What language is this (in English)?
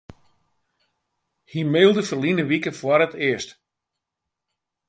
Western Frisian